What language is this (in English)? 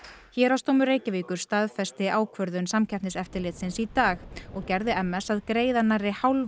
Icelandic